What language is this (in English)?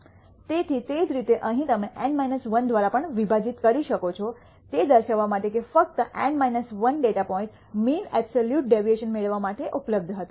Gujarati